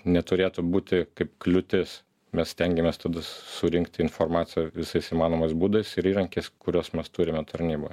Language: Lithuanian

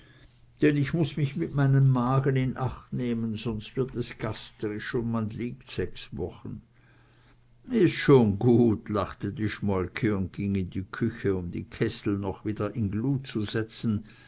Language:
German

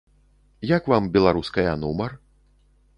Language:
Belarusian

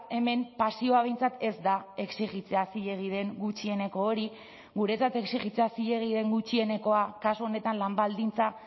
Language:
Basque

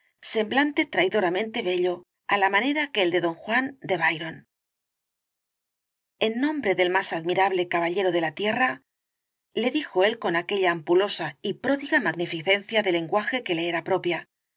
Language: Spanish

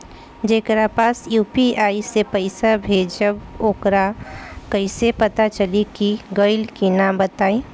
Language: Bhojpuri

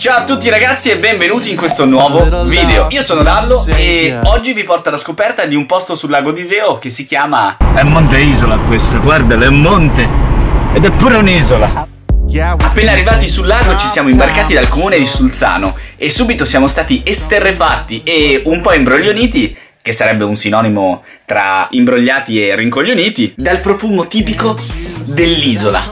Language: Italian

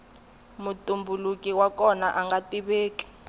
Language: Tsonga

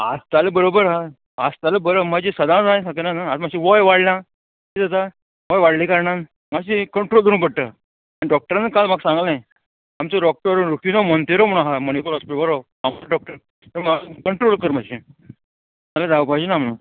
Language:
Konkani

